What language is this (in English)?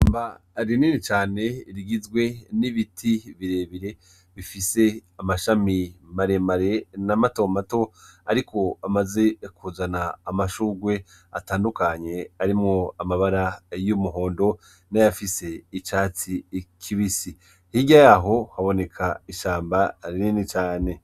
Rundi